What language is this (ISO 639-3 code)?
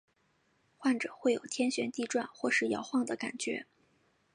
zho